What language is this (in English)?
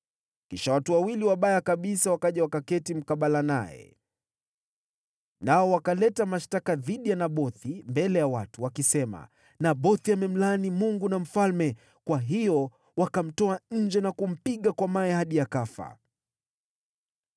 Swahili